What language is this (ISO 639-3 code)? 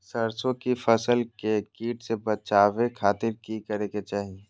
mag